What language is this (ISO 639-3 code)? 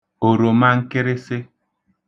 ibo